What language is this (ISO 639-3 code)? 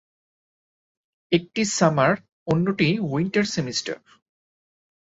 ben